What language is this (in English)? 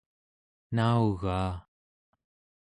Central Yupik